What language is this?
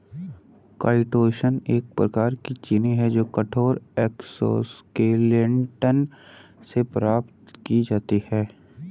Hindi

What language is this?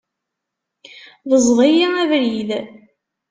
Kabyle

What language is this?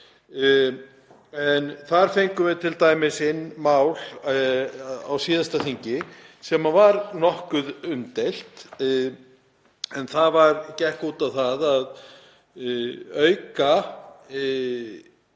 Icelandic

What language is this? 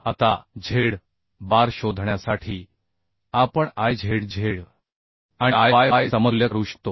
Marathi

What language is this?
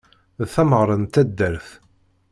Kabyle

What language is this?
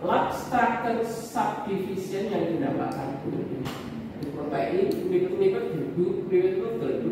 Indonesian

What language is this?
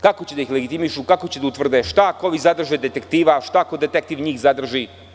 Serbian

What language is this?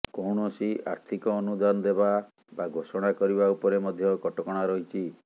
Odia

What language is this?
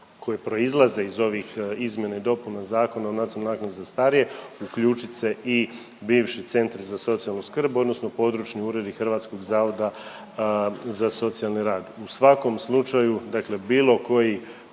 Croatian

